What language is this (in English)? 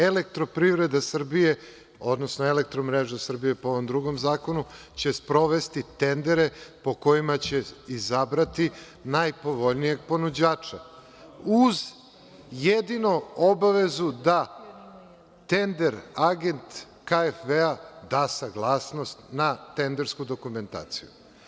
Serbian